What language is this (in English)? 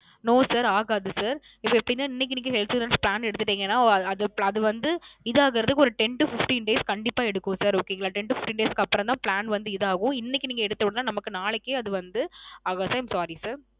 Tamil